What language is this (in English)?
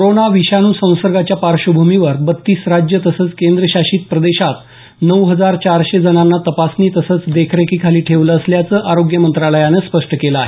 Marathi